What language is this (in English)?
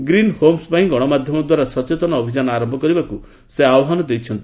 Odia